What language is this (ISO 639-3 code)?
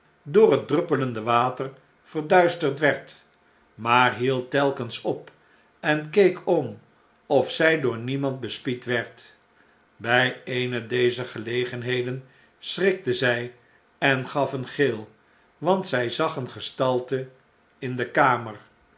nld